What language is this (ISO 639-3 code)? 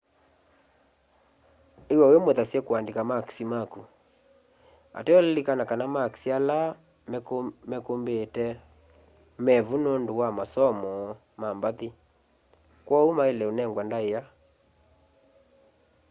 kam